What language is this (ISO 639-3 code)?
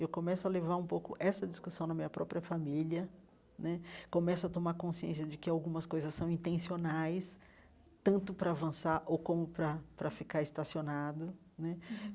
por